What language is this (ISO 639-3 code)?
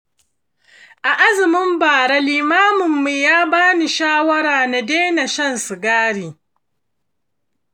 hau